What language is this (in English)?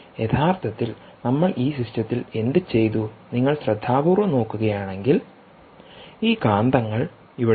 Malayalam